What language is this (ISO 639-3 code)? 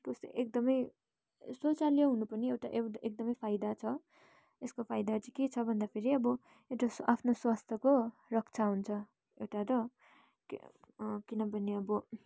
nep